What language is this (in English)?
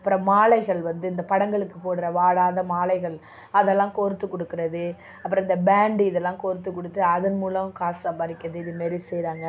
Tamil